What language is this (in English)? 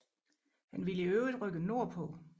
Danish